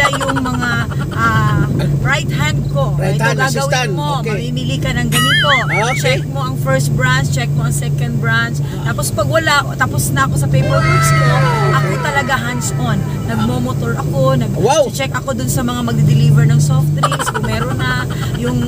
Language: Filipino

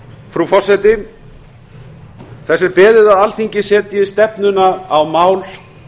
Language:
Icelandic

